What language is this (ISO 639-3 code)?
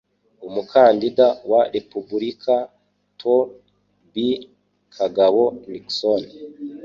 kin